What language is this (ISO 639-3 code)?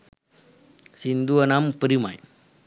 sin